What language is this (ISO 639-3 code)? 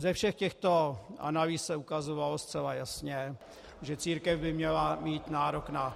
ces